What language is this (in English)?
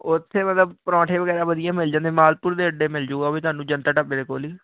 Punjabi